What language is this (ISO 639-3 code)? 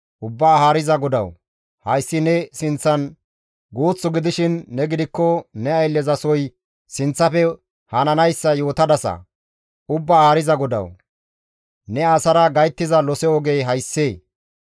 gmv